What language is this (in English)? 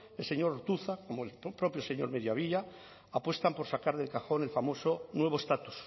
Spanish